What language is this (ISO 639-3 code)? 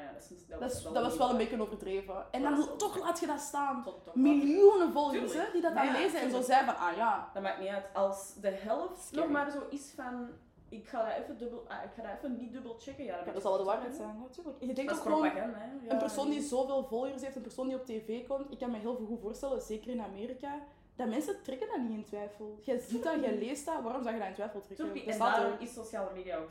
nld